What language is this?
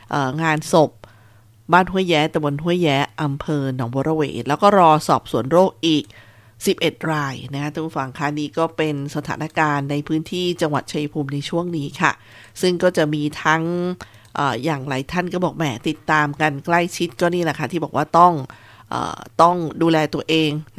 Thai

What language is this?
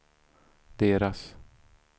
Swedish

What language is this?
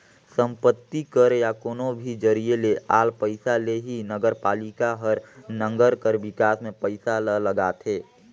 Chhattisgarhi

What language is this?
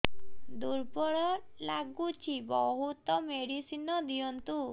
Odia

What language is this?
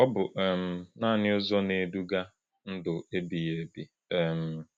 Igbo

